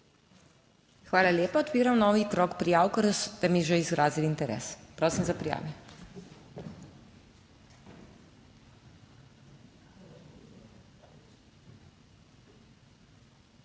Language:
Slovenian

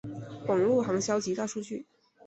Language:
Chinese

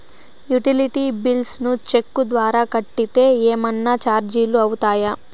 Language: Telugu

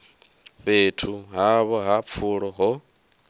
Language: Venda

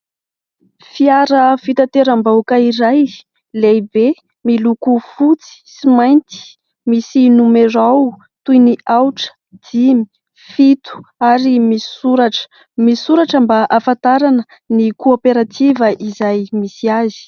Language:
Malagasy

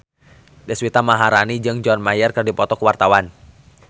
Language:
Sundanese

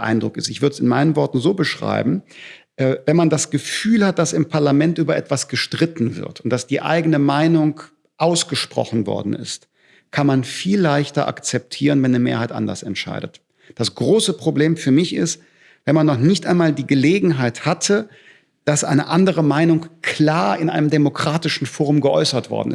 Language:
German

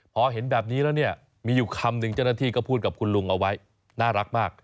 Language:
Thai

